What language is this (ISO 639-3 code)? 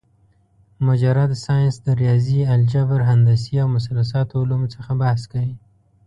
pus